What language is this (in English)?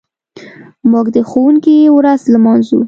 Pashto